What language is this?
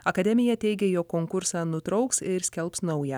Lithuanian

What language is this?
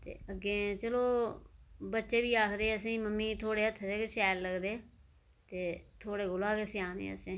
Dogri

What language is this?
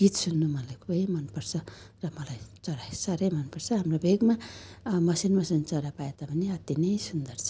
Nepali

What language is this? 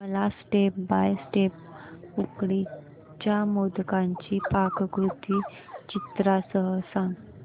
Marathi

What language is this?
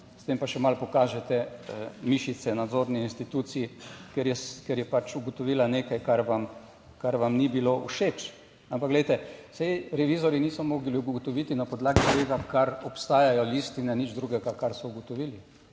Slovenian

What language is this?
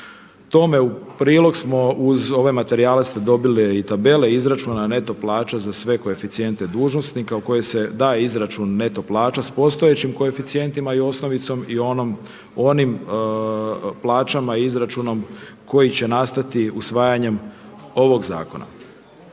Croatian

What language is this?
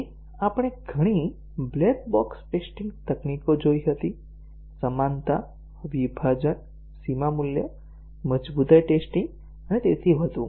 Gujarati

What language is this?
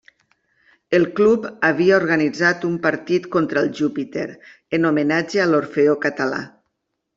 Catalan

